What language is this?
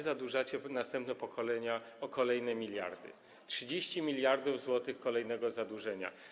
Polish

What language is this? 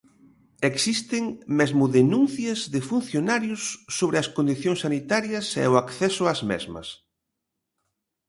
Galician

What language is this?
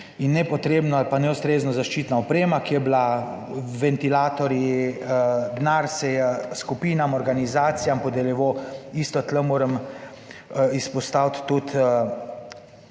Slovenian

